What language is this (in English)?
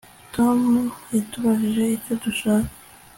Kinyarwanda